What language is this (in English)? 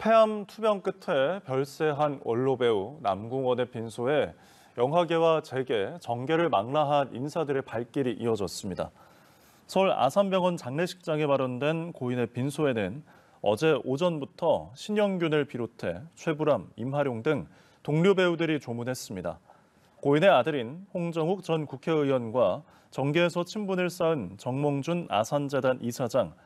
Korean